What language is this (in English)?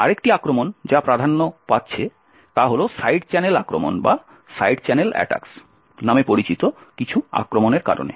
Bangla